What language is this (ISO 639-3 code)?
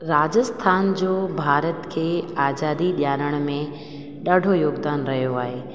snd